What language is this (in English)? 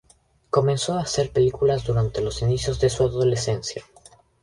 Spanish